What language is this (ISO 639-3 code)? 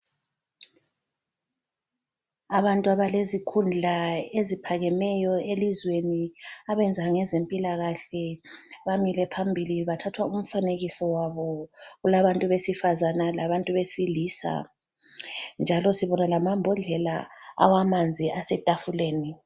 nde